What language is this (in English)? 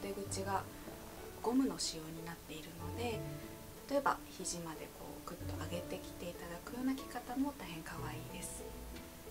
Japanese